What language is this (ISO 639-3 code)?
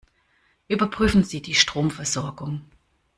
deu